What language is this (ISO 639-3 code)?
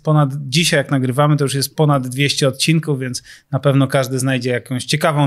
pol